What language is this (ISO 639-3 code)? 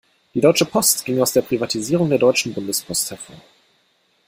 deu